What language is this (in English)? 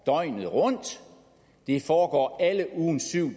Danish